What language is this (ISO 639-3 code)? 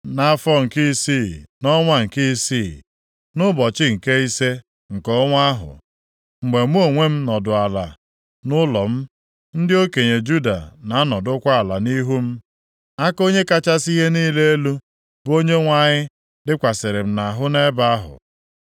ibo